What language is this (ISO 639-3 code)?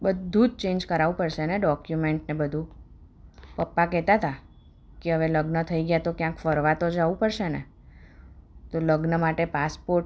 guj